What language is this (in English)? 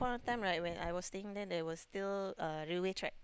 English